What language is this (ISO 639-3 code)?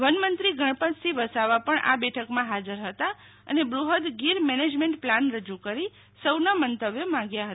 guj